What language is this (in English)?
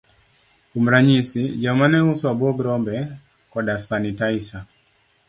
Luo (Kenya and Tanzania)